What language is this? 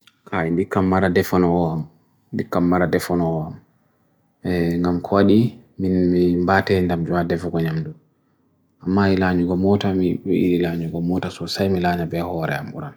Bagirmi Fulfulde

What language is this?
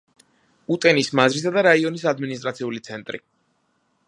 Georgian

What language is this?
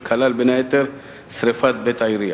Hebrew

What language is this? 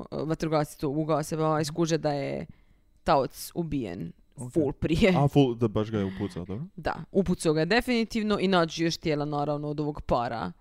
Croatian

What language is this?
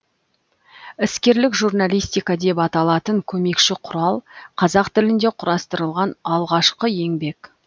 Kazakh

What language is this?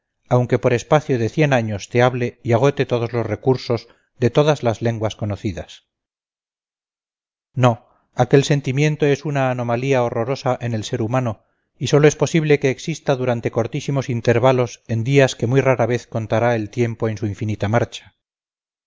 Spanish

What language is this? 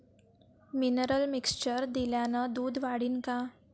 Marathi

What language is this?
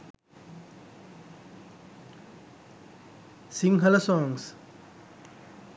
Sinhala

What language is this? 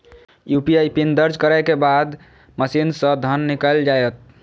Maithili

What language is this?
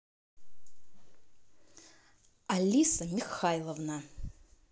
Russian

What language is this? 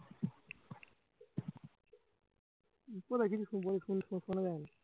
Bangla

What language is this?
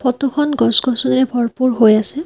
Assamese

